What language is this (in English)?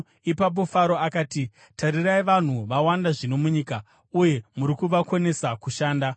Shona